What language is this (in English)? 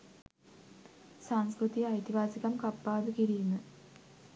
Sinhala